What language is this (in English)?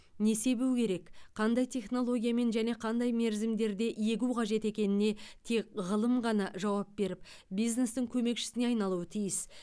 Kazakh